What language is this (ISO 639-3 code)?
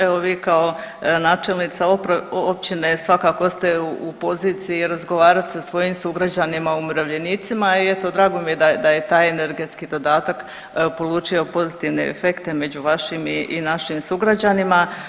hrv